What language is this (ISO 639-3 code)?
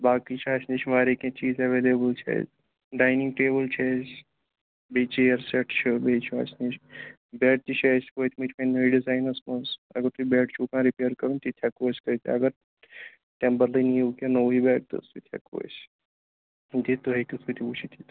kas